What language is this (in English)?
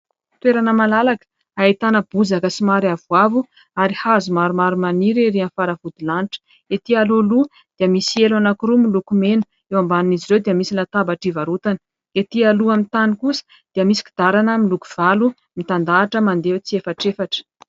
Malagasy